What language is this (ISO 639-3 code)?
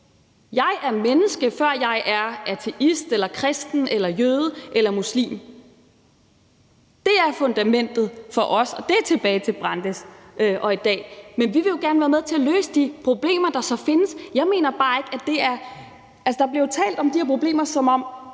dan